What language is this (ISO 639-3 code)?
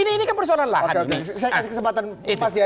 ind